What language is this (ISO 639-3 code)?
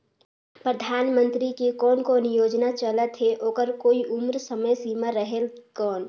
hne